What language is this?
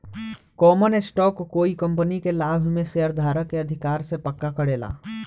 Bhojpuri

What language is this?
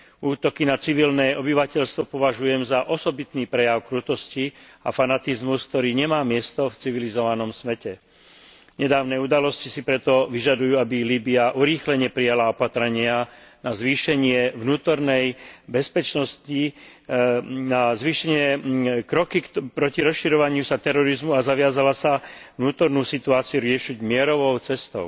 Slovak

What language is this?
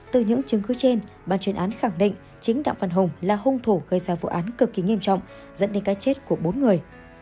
Vietnamese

